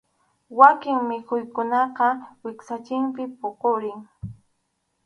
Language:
Arequipa-La Unión Quechua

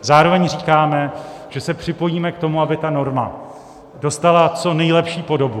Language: Czech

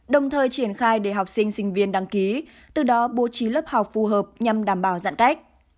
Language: Vietnamese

